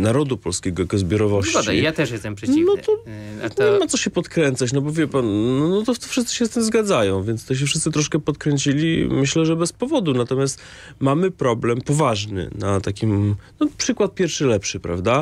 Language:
Polish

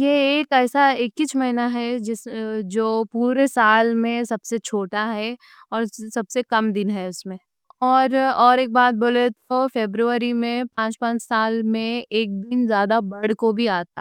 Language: Deccan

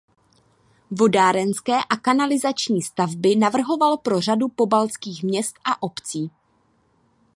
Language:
Czech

